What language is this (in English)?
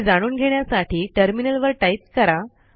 Marathi